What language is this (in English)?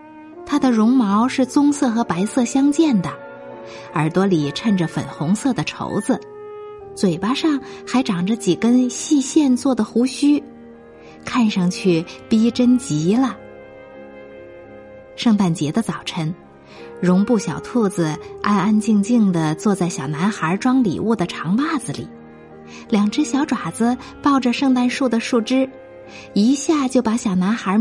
Chinese